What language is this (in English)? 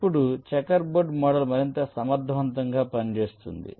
Telugu